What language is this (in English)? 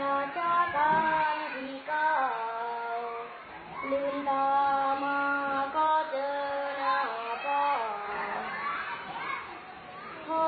Thai